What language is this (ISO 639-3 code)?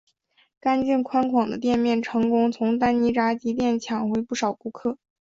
zho